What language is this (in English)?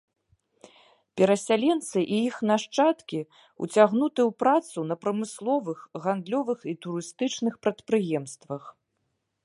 Belarusian